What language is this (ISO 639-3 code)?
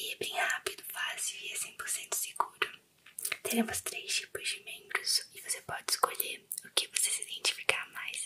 por